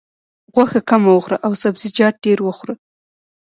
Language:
Pashto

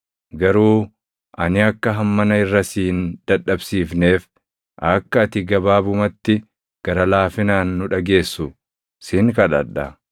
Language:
Oromo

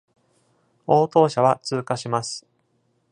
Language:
Japanese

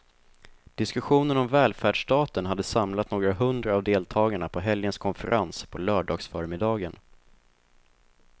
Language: Swedish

